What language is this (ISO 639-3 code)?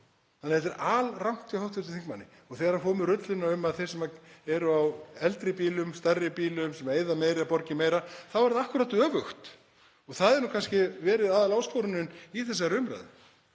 isl